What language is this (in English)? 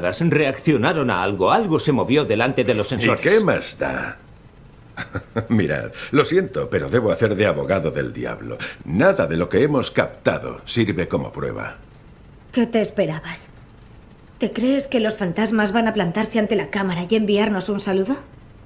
Spanish